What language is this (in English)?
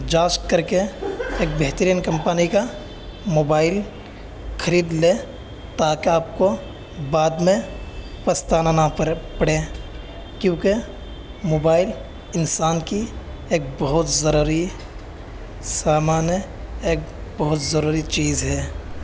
Urdu